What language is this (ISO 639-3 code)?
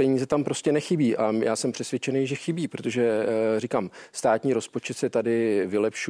ces